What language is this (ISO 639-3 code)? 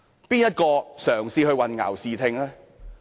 yue